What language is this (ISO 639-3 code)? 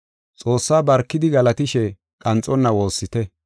gof